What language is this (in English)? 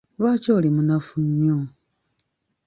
Ganda